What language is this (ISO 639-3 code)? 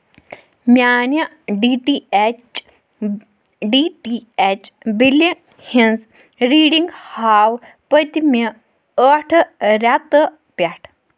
kas